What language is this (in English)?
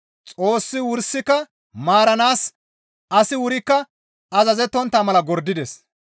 Gamo